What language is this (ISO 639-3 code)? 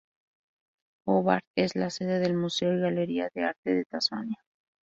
spa